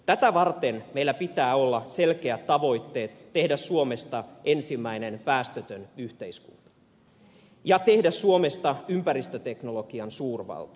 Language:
Finnish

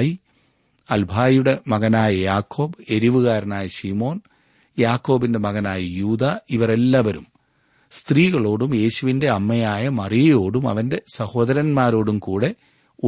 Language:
Malayalam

